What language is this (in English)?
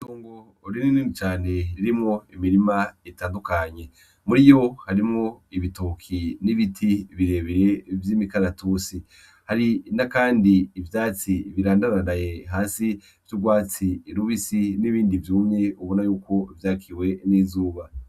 Rundi